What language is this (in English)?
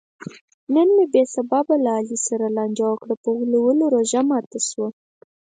Pashto